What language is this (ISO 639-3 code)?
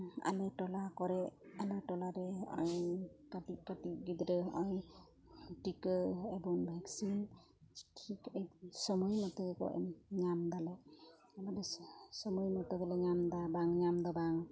sat